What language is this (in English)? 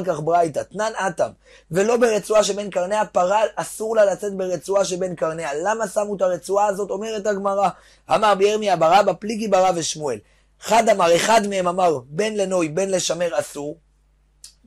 Hebrew